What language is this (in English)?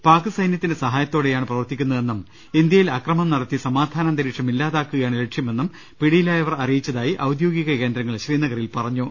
Malayalam